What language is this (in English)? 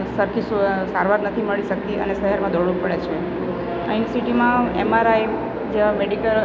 Gujarati